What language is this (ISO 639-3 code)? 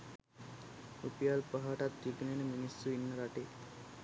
sin